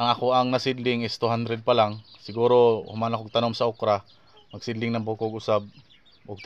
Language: Filipino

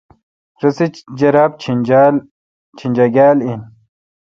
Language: Kalkoti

